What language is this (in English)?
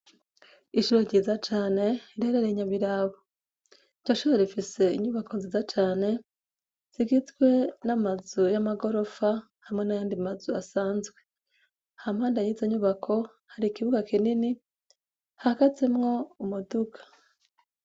Rundi